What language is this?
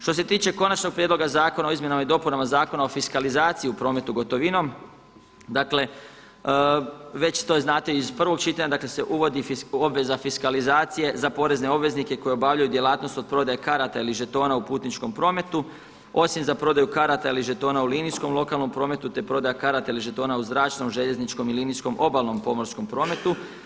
Croatian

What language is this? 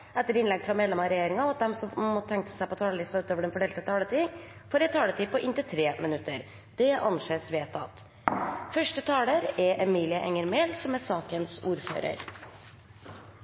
Norwegian Nynorsk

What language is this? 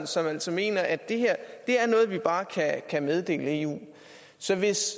Danish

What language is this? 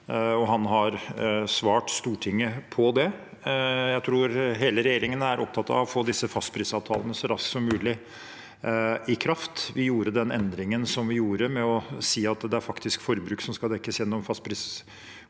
Norwegian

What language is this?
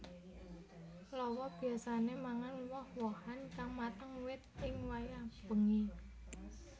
Javanese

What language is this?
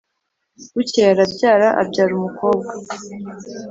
Kinyarwanda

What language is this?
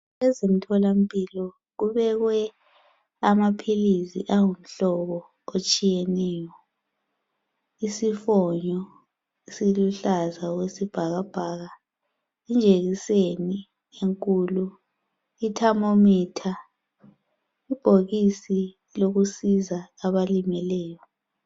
North Ndebele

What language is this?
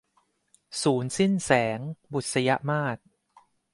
Thai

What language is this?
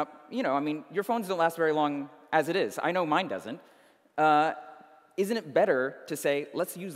English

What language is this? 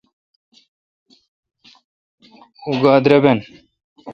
Kalkoti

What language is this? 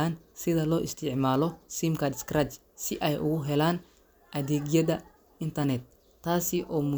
Somali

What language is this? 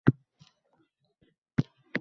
Uzbek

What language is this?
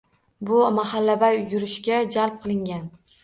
Uzbek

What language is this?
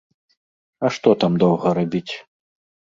Belarusian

